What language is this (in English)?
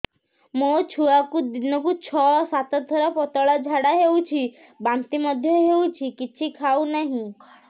Odia